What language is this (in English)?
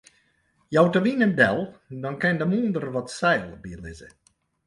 Western Frisian